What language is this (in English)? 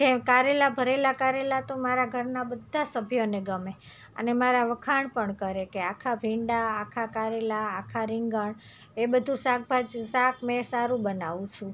Gujarati